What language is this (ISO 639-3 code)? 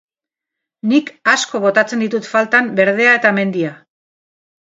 eus